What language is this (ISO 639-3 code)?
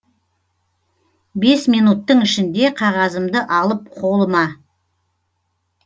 kaz